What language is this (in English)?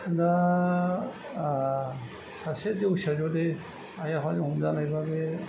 Bodo